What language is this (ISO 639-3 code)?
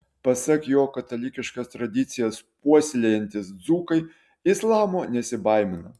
lit